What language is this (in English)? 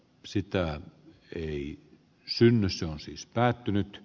Finnish